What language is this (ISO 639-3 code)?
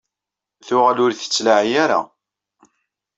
kab